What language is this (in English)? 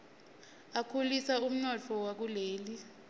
Swati